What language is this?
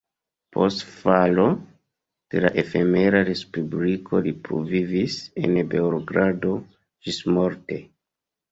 Esperanto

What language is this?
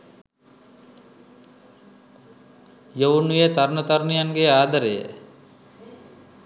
Sinhala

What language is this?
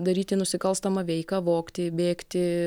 Lithuanian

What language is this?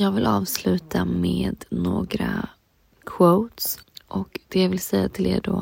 Swedish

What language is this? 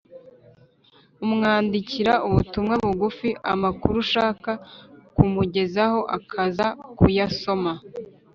Kinyarwanda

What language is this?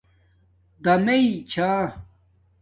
Domaaki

